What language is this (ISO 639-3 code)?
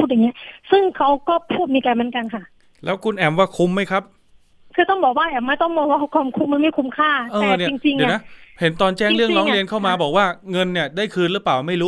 tha